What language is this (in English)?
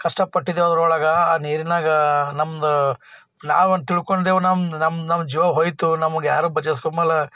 Kannada